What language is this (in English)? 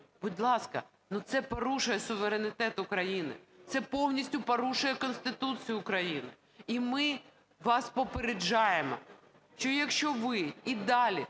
Ukrainian